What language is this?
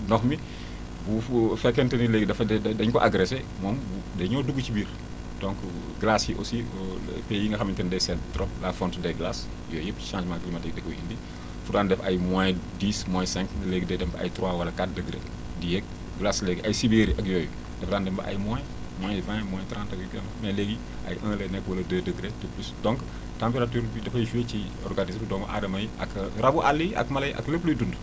Wolof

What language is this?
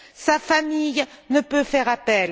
French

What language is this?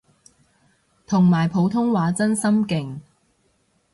Cantonese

